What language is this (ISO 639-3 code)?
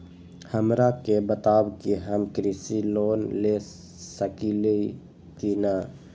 mag